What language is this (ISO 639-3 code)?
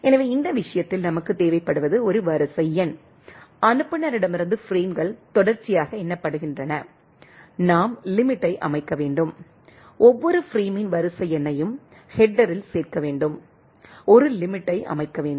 tam